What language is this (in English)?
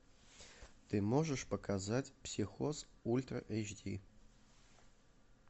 Russian